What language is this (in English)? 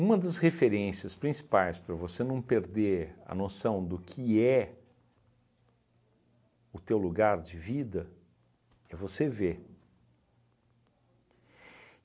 Portuguese